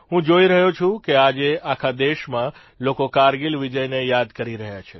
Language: Gujarati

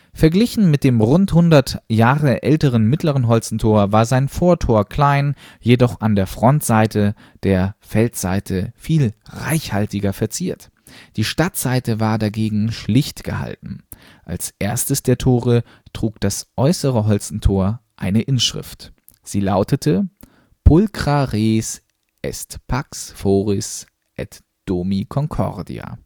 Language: German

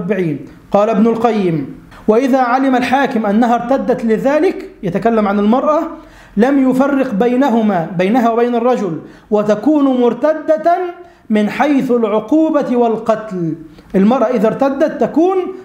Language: Arabic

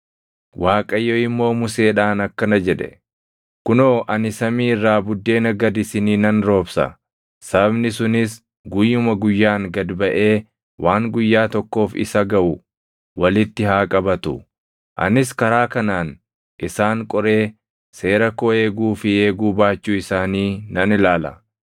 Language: Oromo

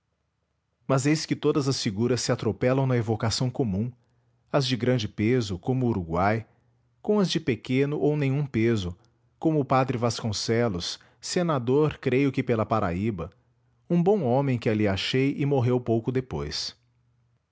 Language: Portuguese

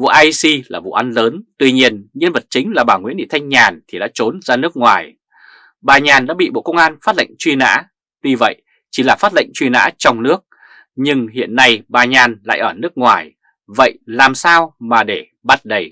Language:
Vietnamese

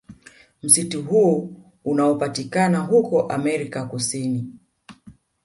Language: Swahili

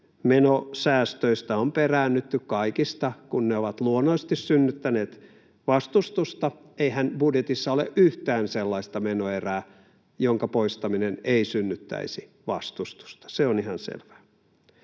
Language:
Finnish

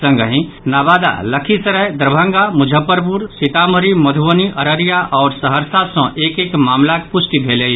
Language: Maithili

